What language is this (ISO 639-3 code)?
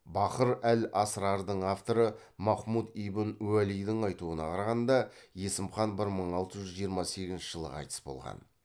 kaz